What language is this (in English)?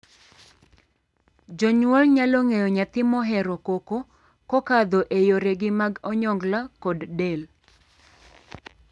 Luo (Kenya and Tanzania)